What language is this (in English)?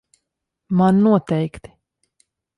Latvian